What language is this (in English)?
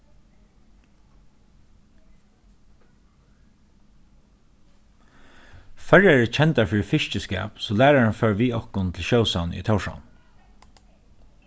Faroese